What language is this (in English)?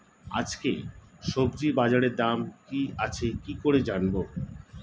Bangla